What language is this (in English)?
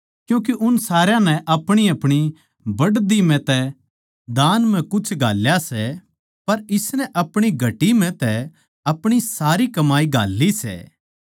Haryanvi